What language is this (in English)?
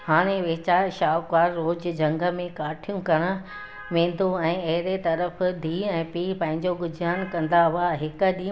Sindhi